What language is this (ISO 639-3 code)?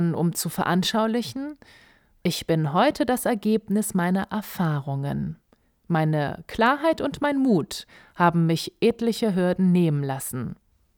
deu